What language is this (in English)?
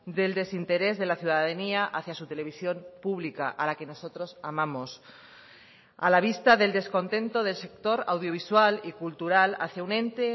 Spanish